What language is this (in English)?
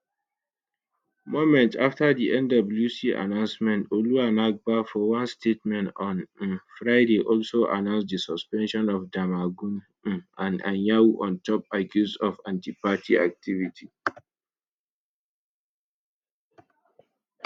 Nigerian Pidgin